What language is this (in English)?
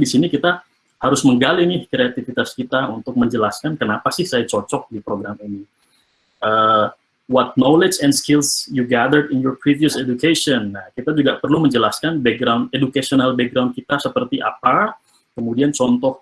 Indonesian